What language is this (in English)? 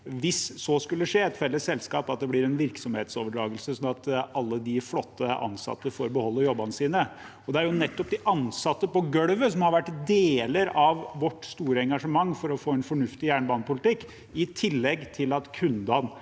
Norwegian